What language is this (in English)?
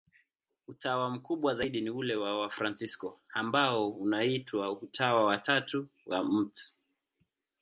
Swahili